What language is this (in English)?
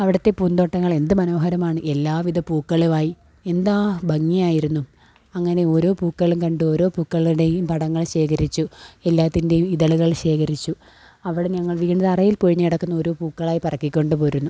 Malayalam